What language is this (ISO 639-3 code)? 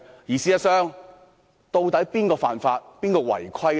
yue